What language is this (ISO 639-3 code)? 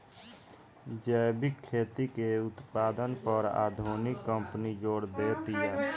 bho